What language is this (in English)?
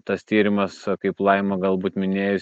Lithuanian